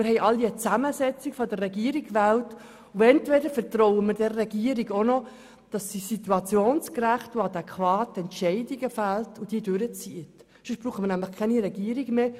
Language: Swiss German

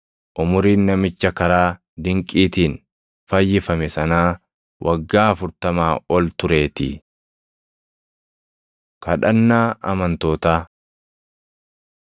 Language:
Oromo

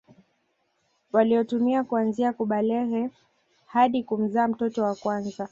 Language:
Swahili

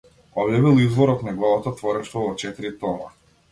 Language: Macedonian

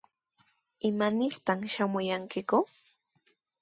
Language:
Sihuas Ancash Quechua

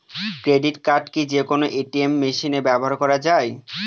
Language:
Bangla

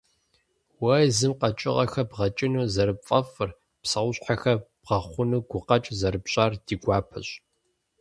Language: Kabardian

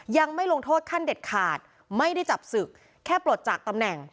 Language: Thai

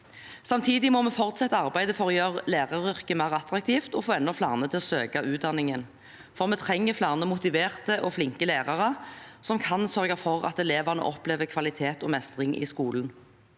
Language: Norwegian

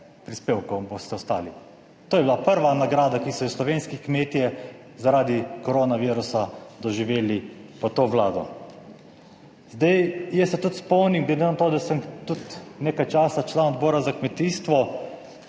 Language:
Slovenian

